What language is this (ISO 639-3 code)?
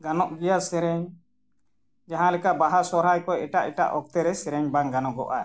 sat